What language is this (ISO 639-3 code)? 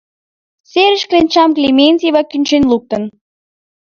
chm